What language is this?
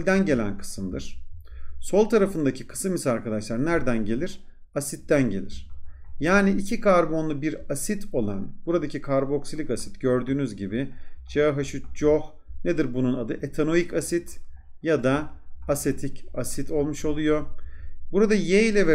Turkish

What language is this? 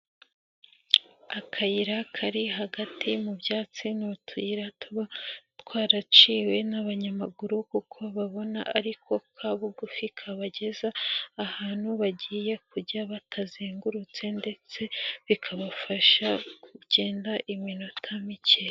Kinyarwanda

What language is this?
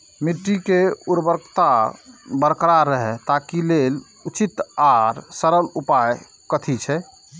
Maithili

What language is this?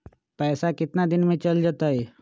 Magahi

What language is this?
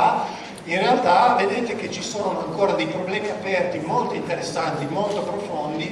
Italian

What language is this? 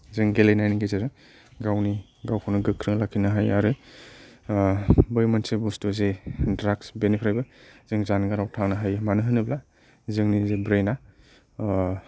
Bodo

